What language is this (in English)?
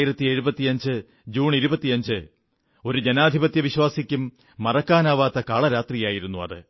Malayalam